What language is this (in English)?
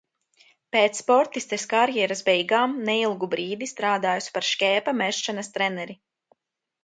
Latvian